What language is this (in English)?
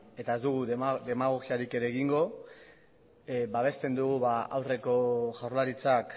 Basque